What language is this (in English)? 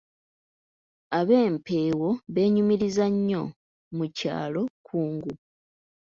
Ganda